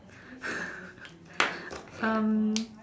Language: English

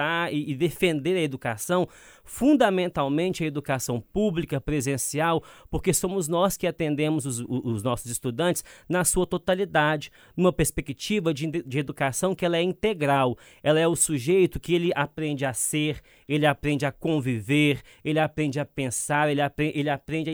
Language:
Portuguese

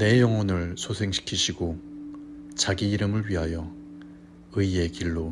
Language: Korean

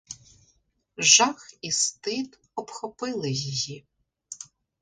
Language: Ukrainian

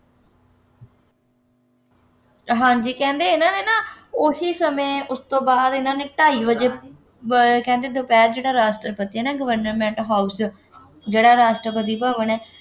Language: Punjabi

